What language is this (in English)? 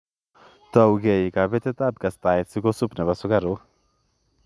Kalenjin